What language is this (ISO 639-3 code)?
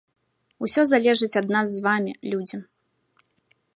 bel